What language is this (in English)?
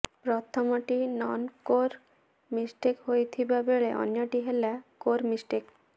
Odia